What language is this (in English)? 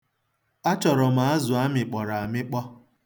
Igbo